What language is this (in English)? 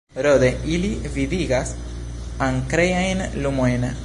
Esperanto